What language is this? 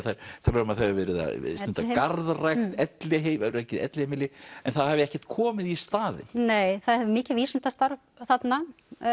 Icelandic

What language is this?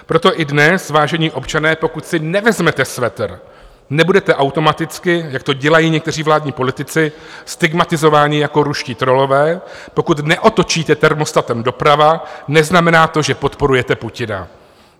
Czech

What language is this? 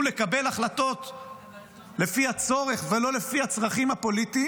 Hebrew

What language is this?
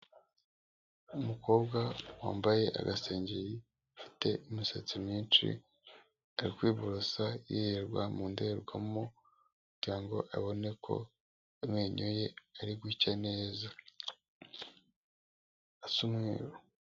Kinyarwanda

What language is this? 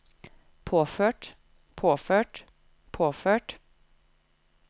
Norwegian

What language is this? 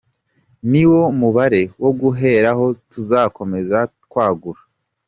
Kinyarwanda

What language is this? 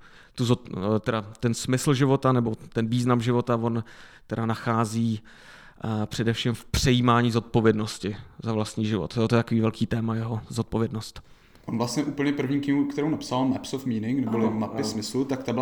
Czech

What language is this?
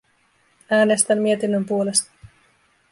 Finnish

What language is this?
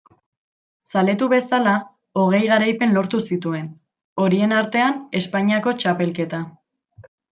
Basque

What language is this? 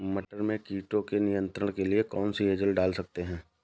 Hindi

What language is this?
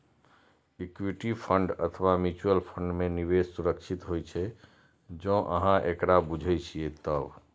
Maithili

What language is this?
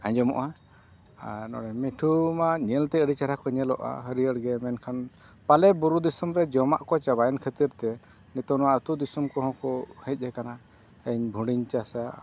Santali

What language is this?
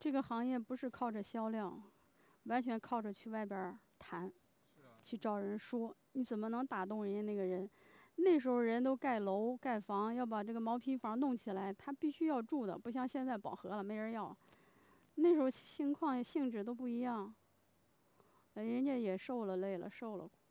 Chinese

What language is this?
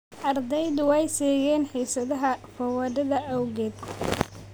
Somali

